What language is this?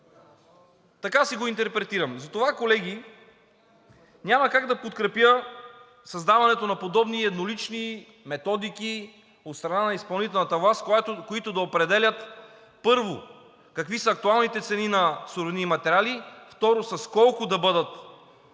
Bulgarian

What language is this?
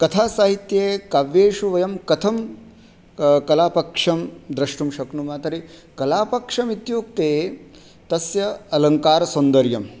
Sanskrit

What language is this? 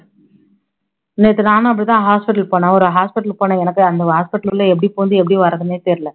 Tamil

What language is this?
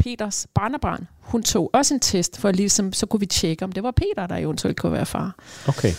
Danish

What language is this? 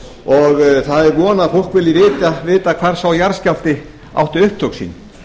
Icelandic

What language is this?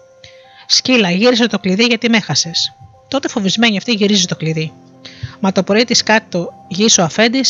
Greek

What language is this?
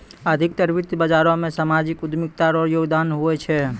Maithili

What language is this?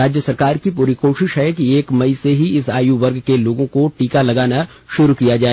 Hindi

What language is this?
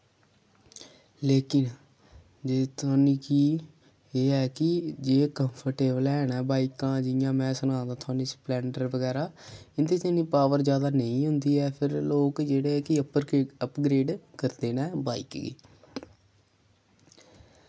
Dogri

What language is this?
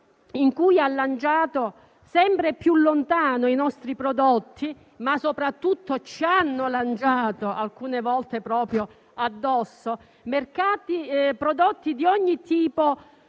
Italian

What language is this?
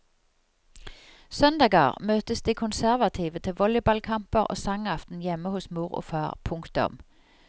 Norwegian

